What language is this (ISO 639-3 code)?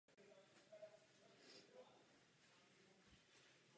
ces